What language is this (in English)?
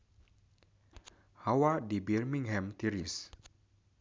Sundanese